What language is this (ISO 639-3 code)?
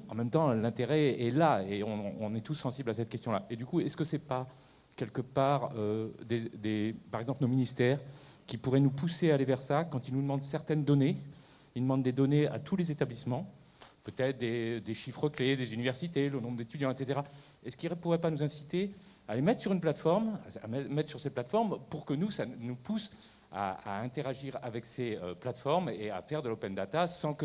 fra